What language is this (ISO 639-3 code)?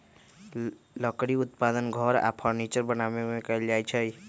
mag